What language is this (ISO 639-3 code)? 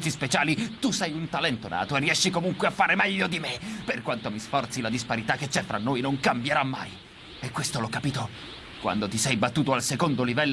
ita